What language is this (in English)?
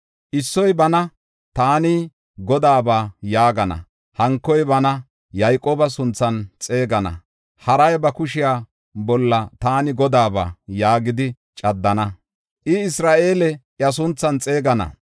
Gofa